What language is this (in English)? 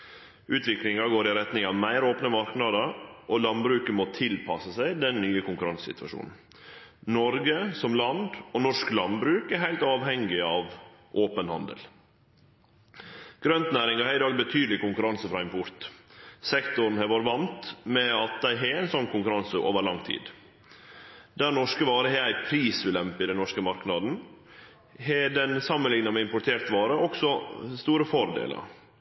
Norwegian Nynorsk